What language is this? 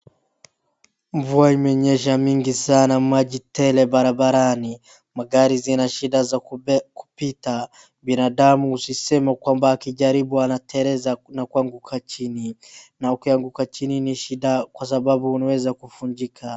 Swahili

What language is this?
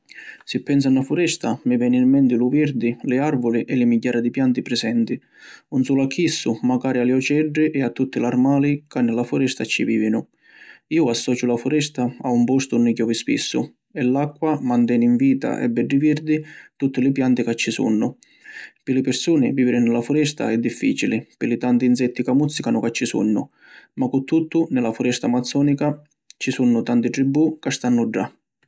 Sicilian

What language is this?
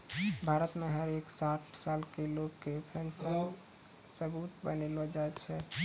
Maithili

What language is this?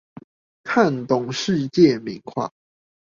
Chinese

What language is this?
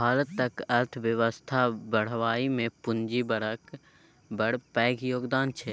Maithili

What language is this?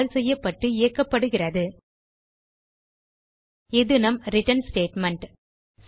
Tamil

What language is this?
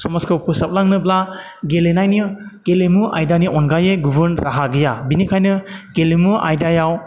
Bodo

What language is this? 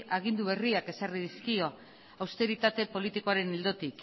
Basque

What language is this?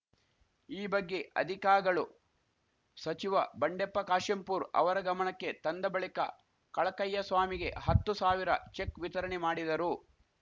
Kannada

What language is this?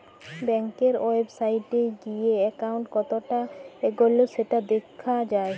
Bangla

